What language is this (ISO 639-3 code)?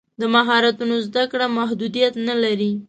pus